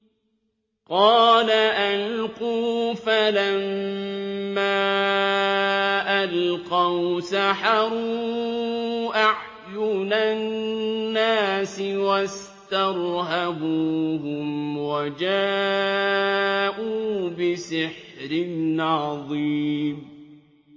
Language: Arabic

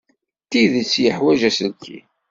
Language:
Kabyle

